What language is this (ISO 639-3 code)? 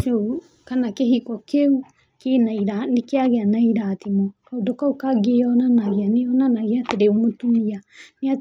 kik